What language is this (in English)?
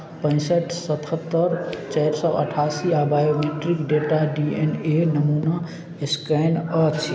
Maithili